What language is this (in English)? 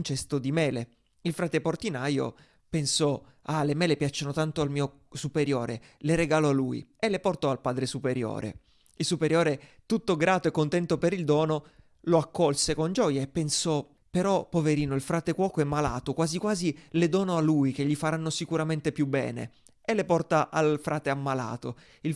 Italian